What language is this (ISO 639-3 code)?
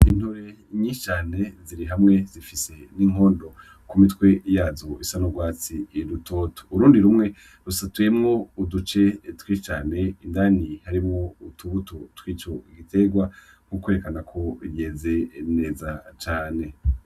run